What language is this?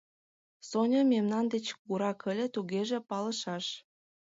Mari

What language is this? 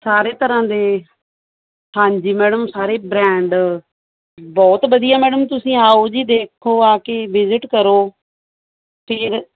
Punjabi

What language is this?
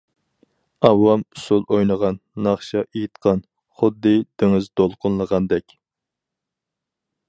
Uyghur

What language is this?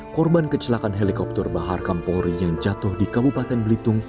Indonesian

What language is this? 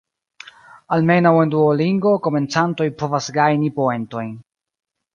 Esperanto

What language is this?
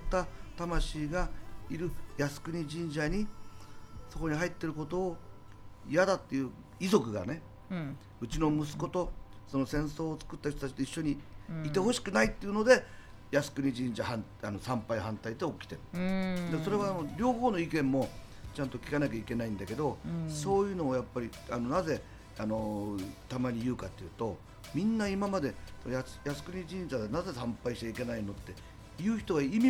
Japanese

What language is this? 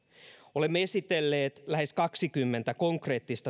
Finnish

